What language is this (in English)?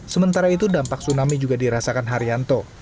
Indonesian